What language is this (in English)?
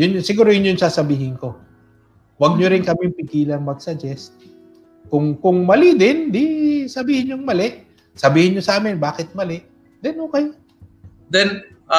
Filipino